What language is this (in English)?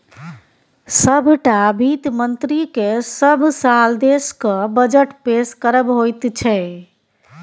Maithili